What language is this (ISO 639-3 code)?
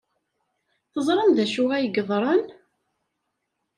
kab